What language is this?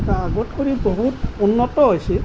Assamese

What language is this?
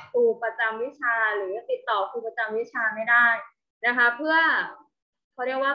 Thai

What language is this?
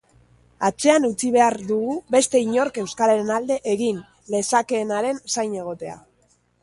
Basque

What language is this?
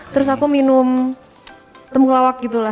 Indonesian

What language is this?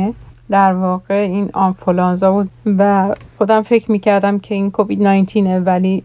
Persian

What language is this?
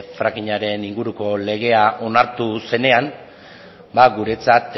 Basque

